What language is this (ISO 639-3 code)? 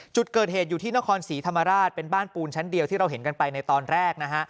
tha